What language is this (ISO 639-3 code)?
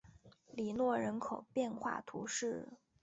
zho